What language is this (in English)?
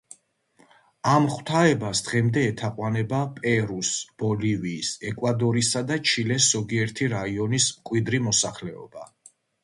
Georgian